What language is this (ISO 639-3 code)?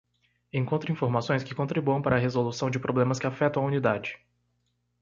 por